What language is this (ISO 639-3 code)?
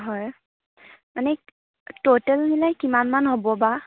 asm